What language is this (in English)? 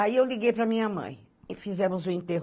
Portuguese